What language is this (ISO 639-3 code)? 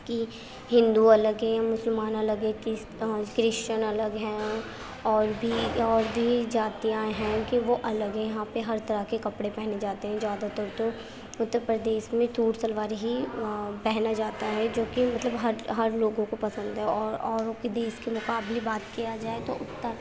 urd